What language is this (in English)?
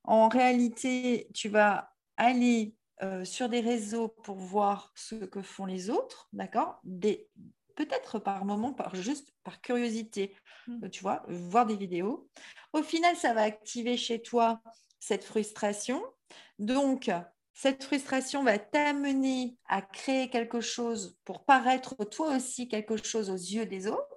French